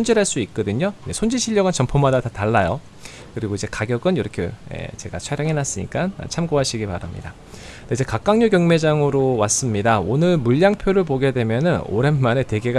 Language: Korean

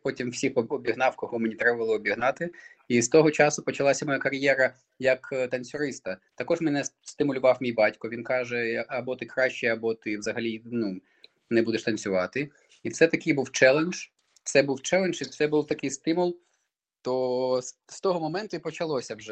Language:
Ukrainian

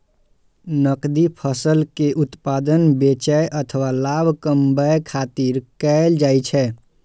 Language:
Maithili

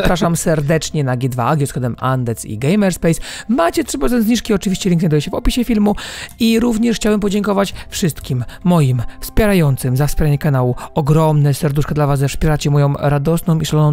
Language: Polish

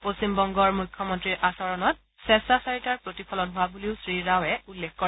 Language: Assamese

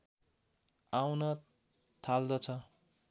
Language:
Nepali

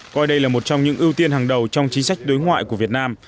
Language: Vietnamese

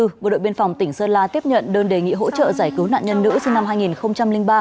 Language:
Vietnamese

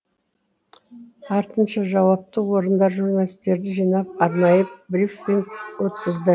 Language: Kazakh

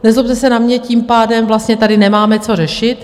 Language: Czech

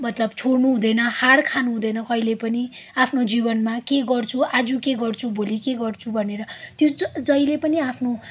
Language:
Nepali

